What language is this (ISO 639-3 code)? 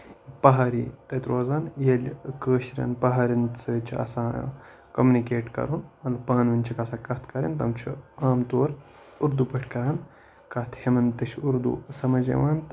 kas